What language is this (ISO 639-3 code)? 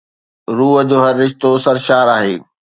snd